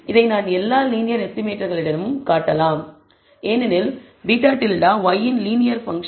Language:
Tamil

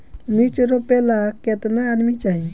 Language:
Bhojpuri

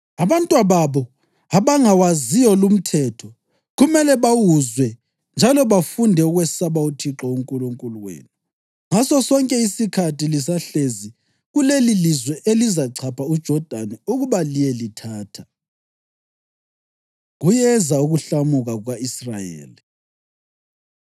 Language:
North Ndebele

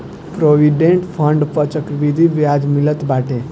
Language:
Bhojpuri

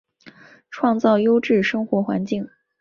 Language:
Chinese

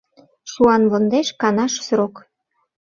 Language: Mari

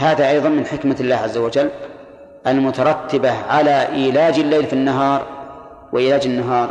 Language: Arabic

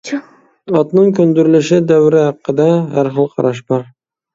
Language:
Uyghur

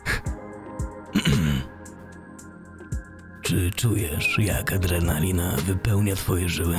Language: Polish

